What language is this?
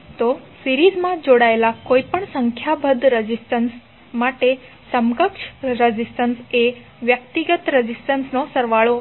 Gujarati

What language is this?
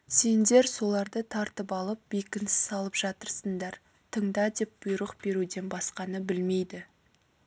Kazakh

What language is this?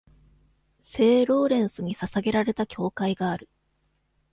Japanese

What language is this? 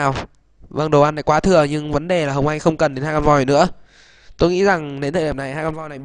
Vietnamese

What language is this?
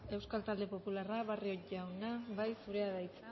Basque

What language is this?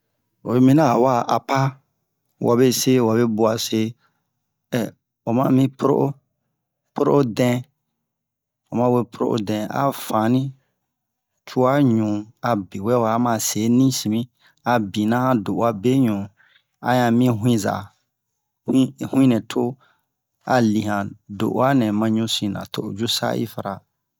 Bomu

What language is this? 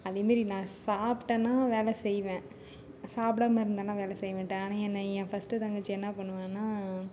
Tamil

